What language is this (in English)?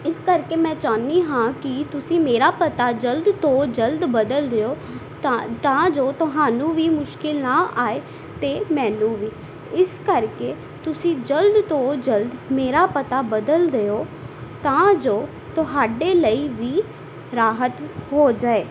Punjabi